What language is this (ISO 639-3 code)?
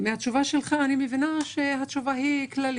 heb